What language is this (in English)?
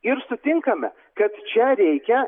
Lithuanian